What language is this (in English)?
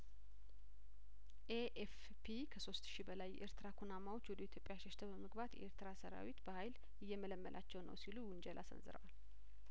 Amharic